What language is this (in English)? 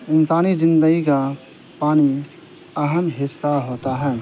Urdu